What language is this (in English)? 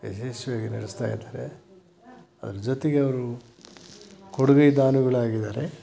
Kannada